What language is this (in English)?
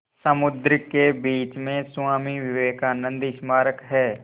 Hindi